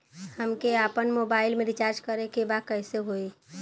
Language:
Bhojpuri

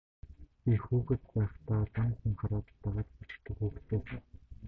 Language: Mongolian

